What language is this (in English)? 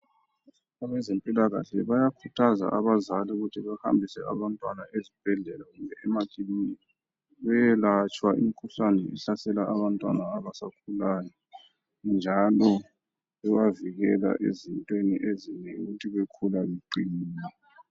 North Ndebele